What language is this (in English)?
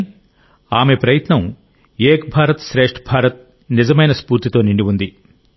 Telugu